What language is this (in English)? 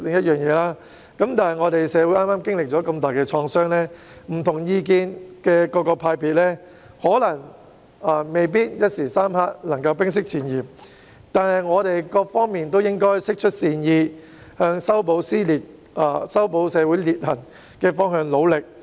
Cantonese